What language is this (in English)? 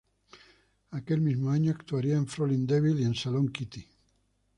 Spanish